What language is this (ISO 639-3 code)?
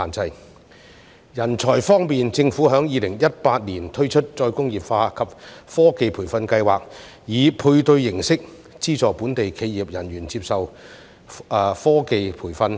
yue